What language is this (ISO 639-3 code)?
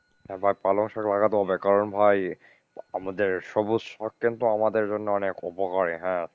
ben